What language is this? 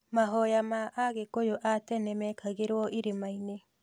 Kikuyu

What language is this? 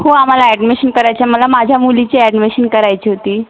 Marathi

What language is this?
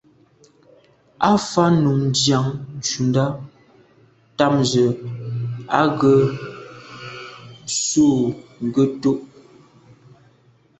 Medumba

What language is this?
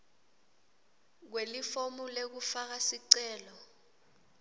Swati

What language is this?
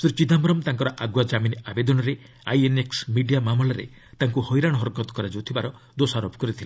Odia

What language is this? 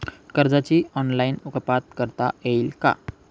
Marathi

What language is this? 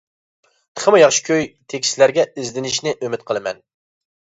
Uyghur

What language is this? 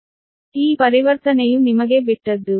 Kannada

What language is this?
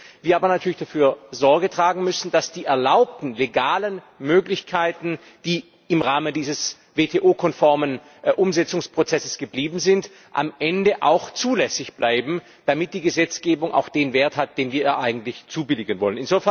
German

